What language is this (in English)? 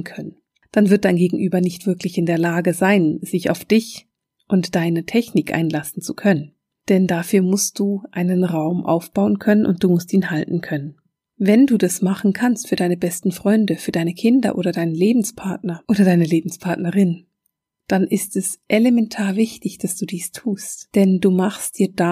German